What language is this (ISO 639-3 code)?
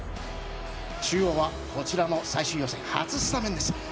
jpn